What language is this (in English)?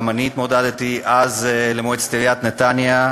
Hebrew